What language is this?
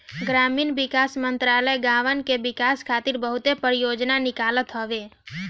Bhojpuri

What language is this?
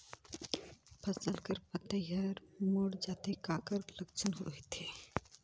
Chhattisgarhi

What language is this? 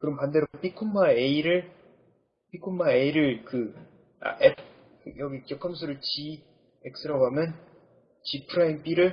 Korean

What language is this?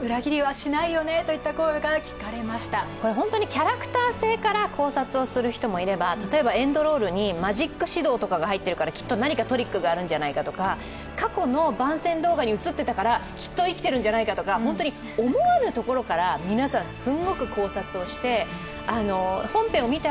Japanese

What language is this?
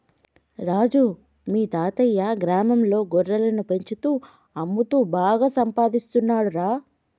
Telugu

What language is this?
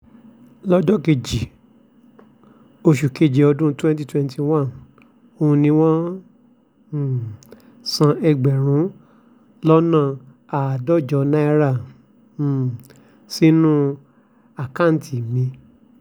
Yoruba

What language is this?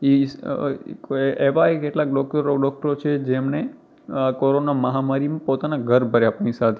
Gujarati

